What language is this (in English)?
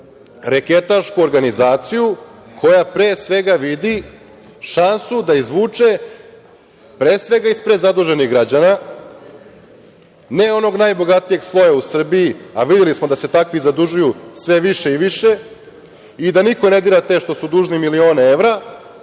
Serbian